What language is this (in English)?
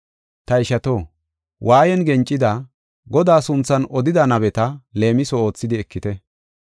Gofa